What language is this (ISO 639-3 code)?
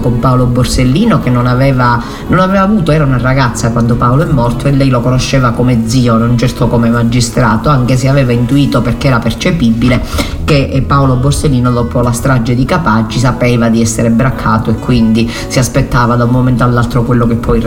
ita